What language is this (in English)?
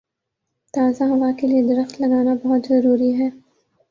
Urdu